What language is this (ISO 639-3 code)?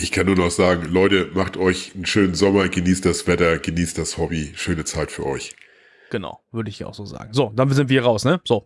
deu